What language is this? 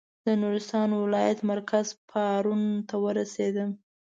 Pashto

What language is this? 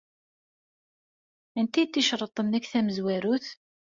Kabyle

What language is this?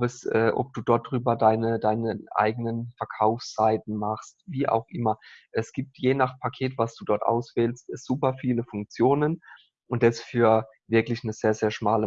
German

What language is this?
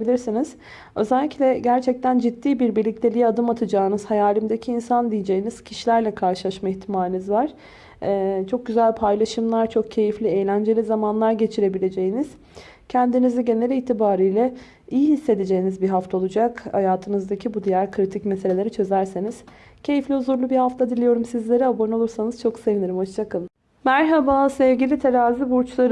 Turkish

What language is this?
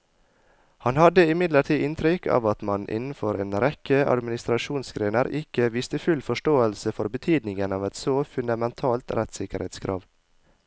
Norwegian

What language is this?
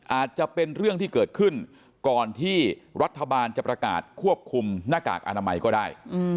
Thai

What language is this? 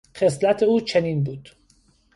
Persian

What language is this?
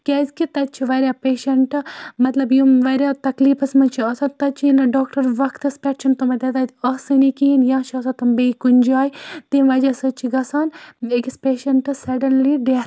Kashmiri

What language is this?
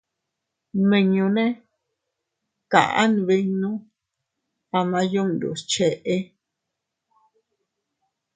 Teutila Cuicatec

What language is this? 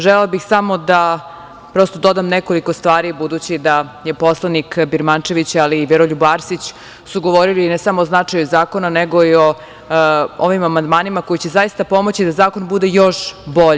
Serbian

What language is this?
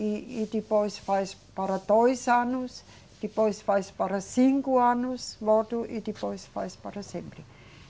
Portuguese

